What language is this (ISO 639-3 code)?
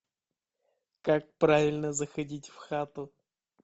rus